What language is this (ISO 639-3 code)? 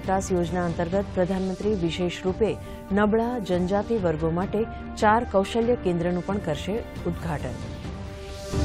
hin